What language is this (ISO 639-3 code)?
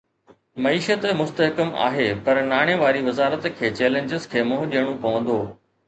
snd